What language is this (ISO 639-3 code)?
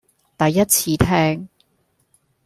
yue